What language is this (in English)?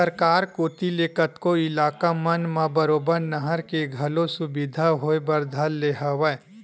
Chhattisgarhi